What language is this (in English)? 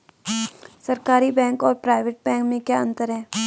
Hindi